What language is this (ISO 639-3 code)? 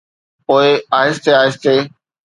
snd